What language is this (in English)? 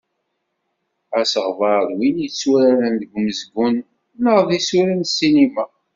Kabyle